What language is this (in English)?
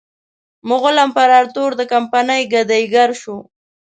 Pashto